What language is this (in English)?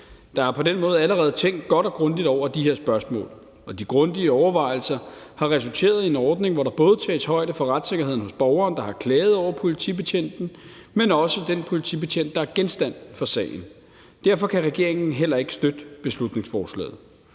Danish